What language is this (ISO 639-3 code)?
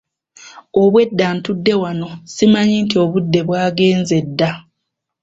lug